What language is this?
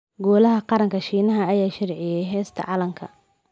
Somali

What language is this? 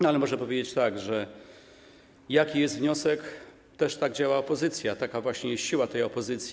Polish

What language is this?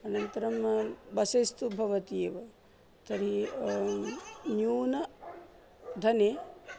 Sanskrit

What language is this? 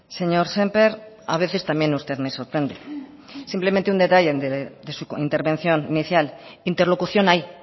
Spanish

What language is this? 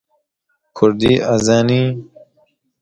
Persian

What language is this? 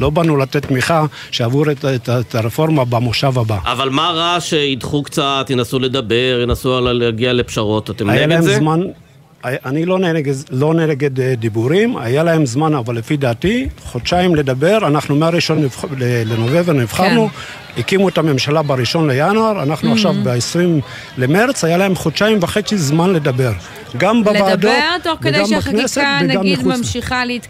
Hebrew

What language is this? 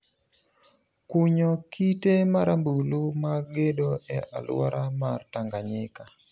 Luo (Kenya and Tanzania)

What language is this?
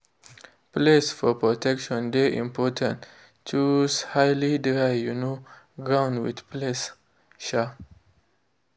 Nigerian Pidgin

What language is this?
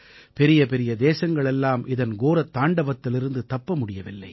Tamil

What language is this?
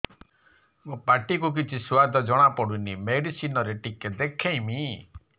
Odia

